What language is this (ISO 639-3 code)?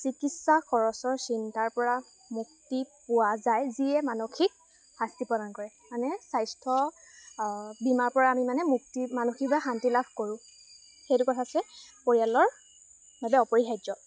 asm